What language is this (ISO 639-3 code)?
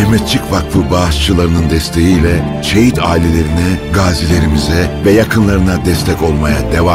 tur